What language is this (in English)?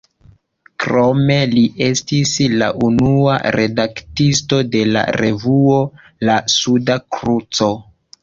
Esperanto